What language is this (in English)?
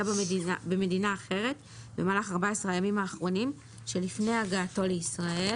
Hebrew